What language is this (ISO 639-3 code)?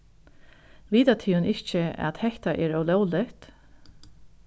fao